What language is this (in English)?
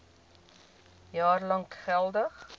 Afrikaans